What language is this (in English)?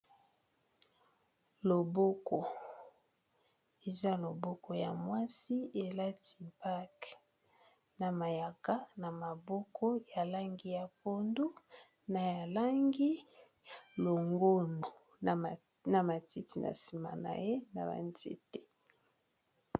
Lingala